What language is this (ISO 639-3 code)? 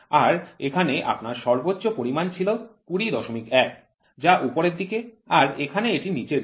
ben